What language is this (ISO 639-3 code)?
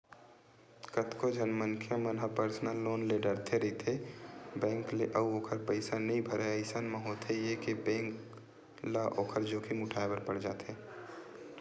hne